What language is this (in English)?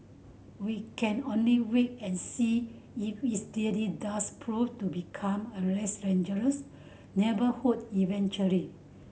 English